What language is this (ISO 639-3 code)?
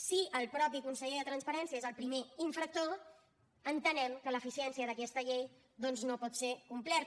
cat